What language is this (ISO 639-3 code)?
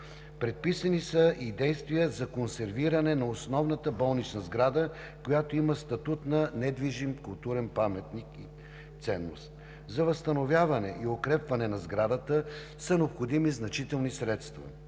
bul